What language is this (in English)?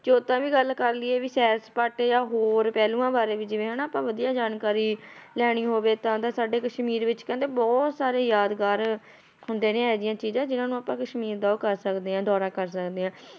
Punjabi